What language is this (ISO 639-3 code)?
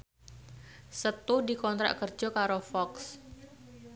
jav